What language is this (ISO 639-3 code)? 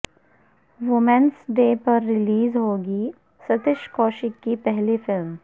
urd